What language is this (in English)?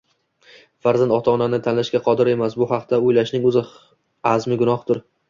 Uzbek